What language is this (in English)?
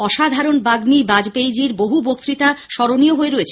Bangla